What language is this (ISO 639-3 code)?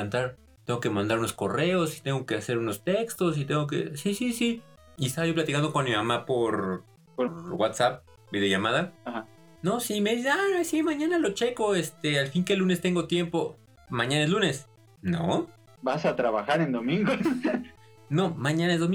spa